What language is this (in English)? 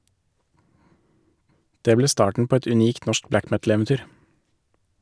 Norwegian